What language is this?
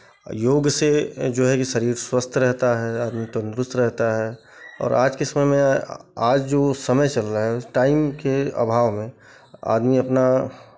Hindi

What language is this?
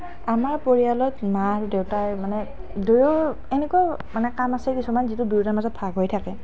Assamese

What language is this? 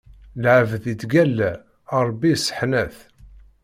Kabyle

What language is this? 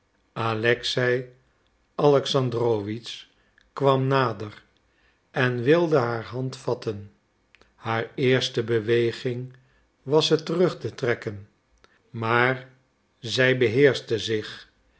Dutch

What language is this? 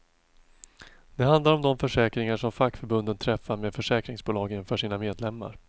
Swedish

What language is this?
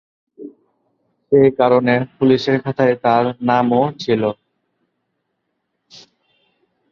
Bangla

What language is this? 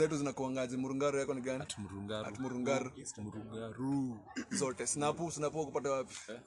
English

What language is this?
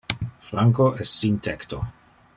Interlingua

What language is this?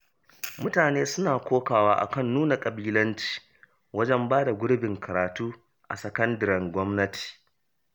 Hausa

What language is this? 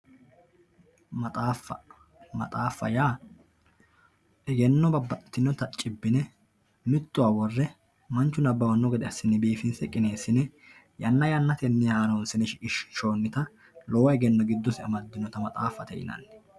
Sidamo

